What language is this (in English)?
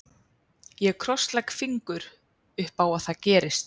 Icelandic